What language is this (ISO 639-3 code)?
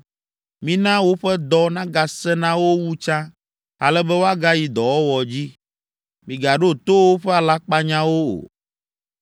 ewe